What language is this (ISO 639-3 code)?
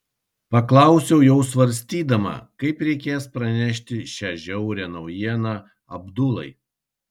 lit